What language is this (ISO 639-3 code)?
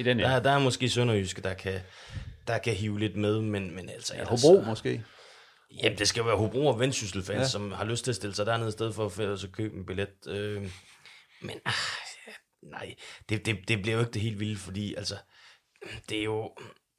dan